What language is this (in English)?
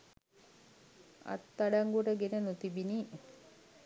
Sinhala